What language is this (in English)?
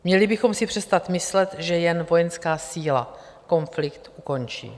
Czech